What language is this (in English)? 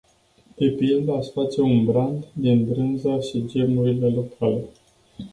Romanian